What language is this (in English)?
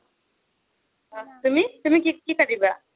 Assamese